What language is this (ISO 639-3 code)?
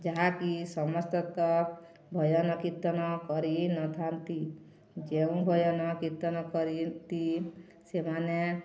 ori